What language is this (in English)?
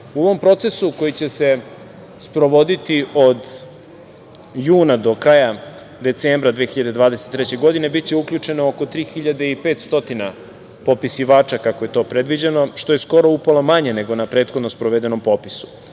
Serbian